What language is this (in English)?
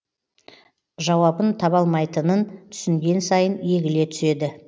Kazakh